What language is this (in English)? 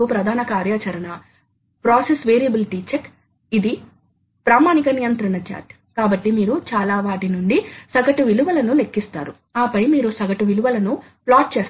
Telugu